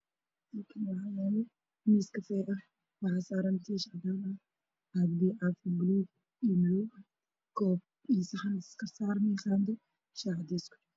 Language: Somali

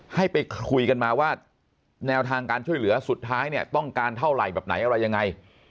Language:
Thai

